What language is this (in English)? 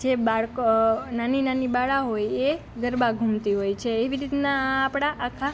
Gujarati